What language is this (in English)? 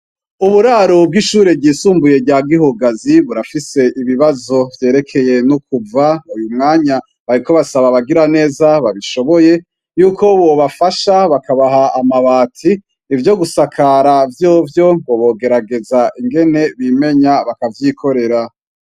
Rundi